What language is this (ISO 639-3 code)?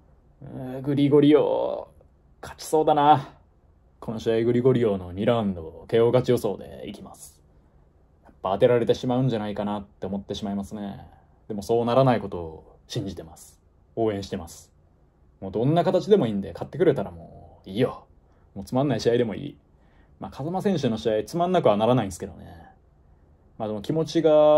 jpn